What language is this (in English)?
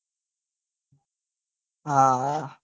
Gujarati